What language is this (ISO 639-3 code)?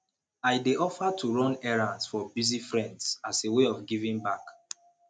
pcm